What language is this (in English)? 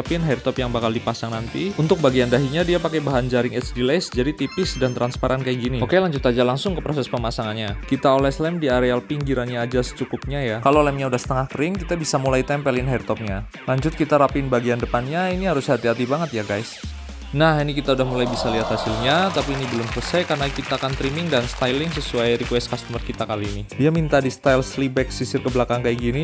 Indonesian